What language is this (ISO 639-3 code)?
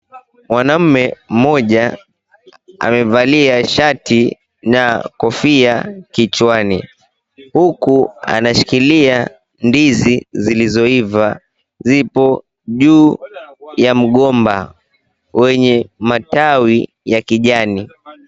swa